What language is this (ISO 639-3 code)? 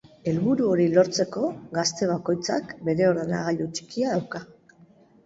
eus